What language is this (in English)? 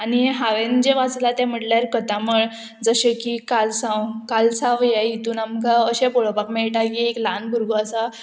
Konkani